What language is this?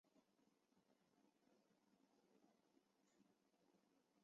Chinese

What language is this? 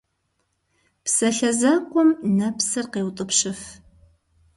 Kabardian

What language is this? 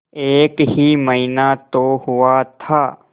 Hindi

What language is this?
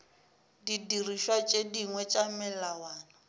Northern Sotho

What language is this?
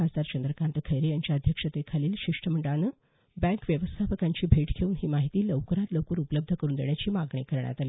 Marathi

